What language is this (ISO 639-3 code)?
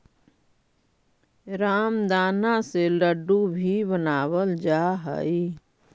mag